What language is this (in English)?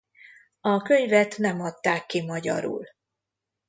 Hungarian